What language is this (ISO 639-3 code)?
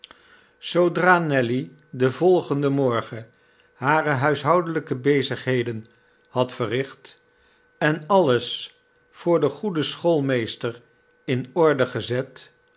nld